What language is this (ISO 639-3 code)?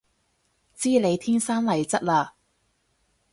yue